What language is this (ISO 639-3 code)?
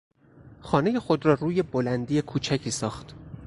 fas